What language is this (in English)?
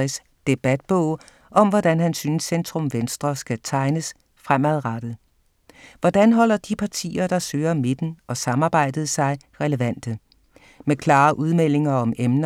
Danish